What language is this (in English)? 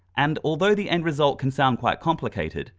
English